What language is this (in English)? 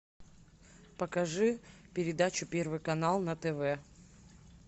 Russian